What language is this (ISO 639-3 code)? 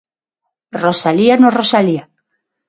glg